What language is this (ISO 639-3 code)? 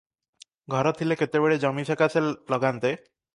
ori